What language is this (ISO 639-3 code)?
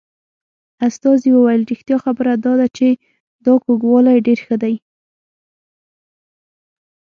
pus